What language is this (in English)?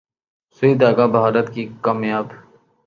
Urdu